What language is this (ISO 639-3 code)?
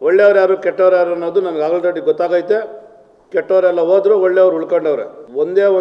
ita